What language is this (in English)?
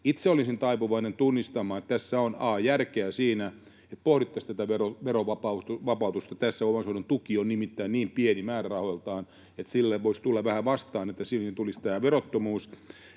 Finnish